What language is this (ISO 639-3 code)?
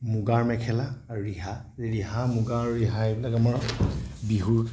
asm